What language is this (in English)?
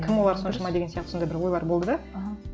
Kazakh